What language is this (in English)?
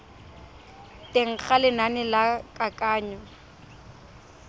Tswana